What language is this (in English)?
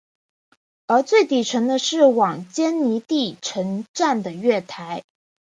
Chinese